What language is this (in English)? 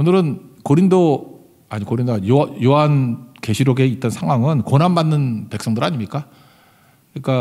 Korean